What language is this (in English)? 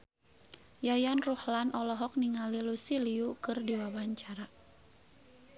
Sundanese